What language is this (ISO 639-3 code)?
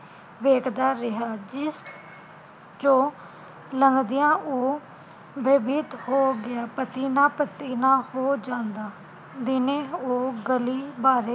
pan